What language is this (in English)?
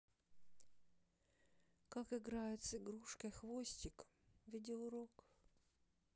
Russian